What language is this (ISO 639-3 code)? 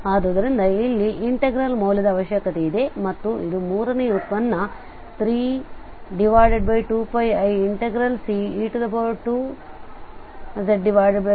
kan